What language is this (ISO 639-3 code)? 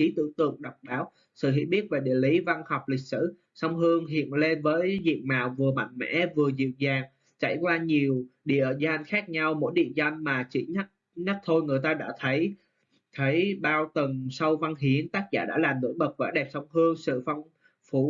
vie